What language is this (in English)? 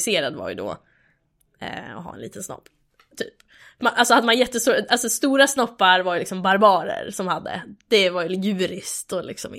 Swedish